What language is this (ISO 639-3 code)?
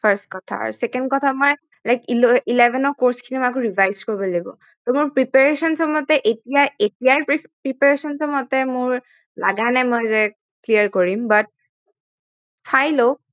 asm